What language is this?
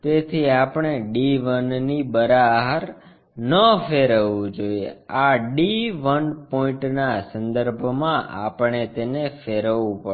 Gujarati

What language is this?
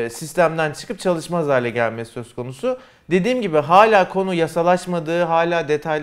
Turkish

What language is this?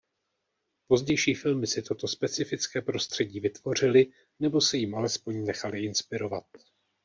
Czech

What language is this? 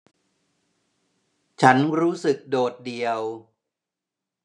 Thai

